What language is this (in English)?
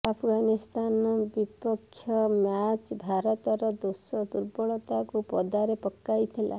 Odia